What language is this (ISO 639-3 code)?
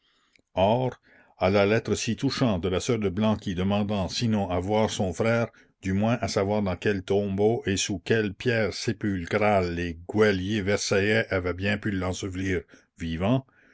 fra